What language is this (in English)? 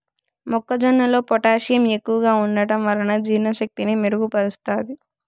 Telugu